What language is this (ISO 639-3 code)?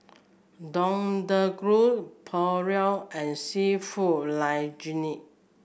eng